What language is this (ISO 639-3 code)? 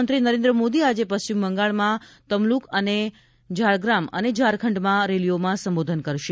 guj